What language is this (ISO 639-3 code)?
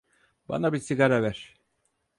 tur